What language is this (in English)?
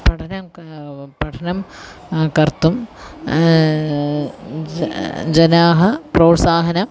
Sanskrit